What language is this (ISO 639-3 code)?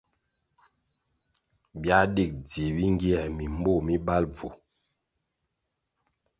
nmg